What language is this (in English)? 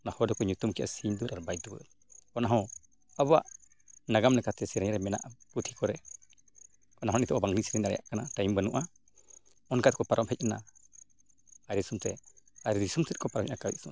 Santali